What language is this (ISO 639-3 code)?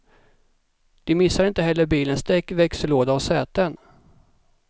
swe